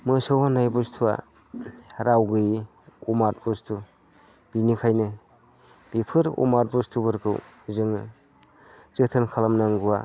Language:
Bodo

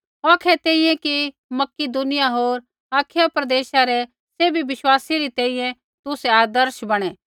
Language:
Kullu Pahari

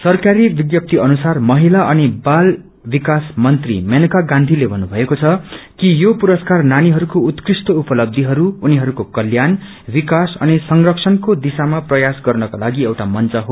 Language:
Nepali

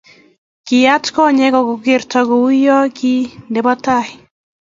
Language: Kalenjin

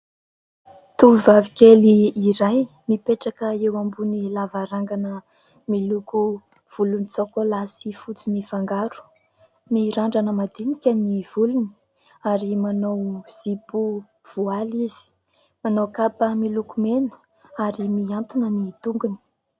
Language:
Malagasy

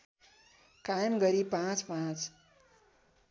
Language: Nepali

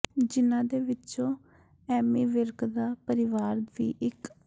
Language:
Punjabi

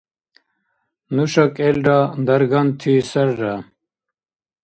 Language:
Dargwa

